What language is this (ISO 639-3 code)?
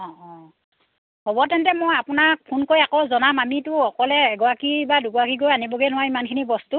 asm